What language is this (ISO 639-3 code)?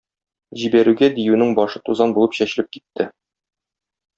tat